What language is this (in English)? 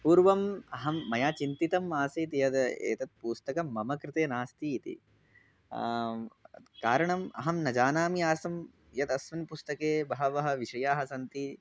Sanskrit